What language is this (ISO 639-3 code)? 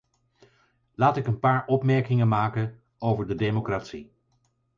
nld